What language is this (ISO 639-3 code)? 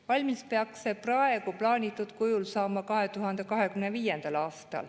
est